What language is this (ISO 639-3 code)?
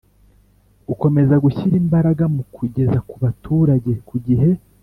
kin